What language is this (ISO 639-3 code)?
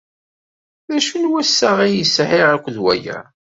kab